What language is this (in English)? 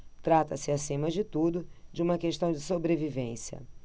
Portuguese